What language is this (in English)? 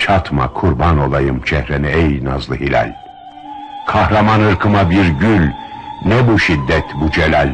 Turkish